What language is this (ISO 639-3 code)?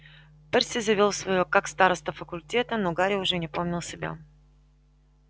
rus